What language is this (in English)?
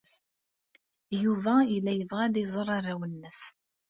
Kabyle